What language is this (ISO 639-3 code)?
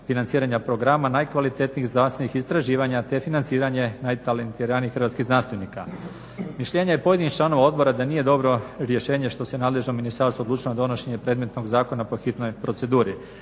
hrv